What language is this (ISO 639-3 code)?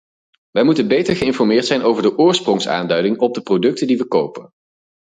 nld